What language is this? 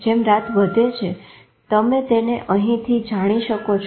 Gujarati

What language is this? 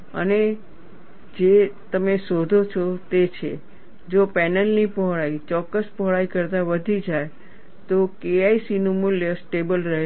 Gujarati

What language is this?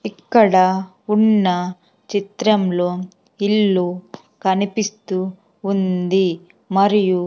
Telugu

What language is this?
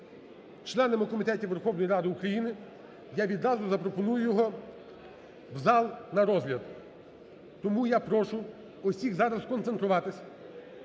Ukrainian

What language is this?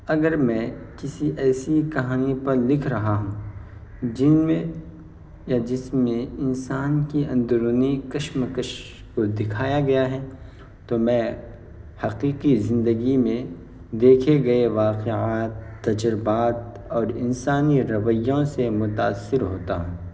Urdu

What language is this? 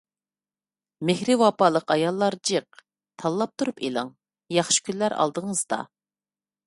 Uyghur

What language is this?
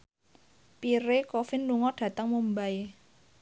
Javanese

